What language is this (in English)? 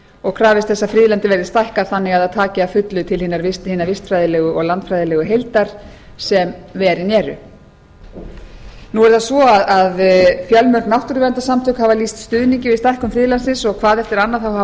Icelandic